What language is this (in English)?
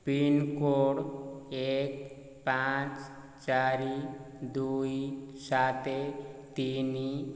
Odia